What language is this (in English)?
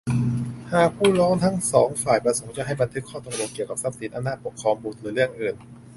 Thai